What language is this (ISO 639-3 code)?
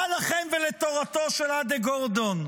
heb